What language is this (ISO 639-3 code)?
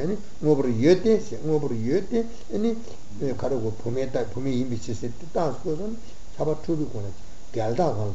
ita